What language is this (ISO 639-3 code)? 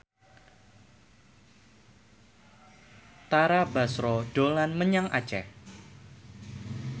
jav